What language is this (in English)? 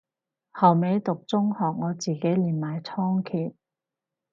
Cantonese